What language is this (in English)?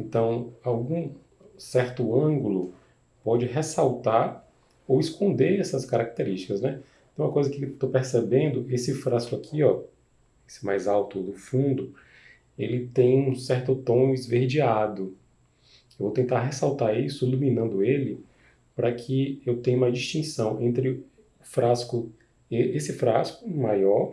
Portuguese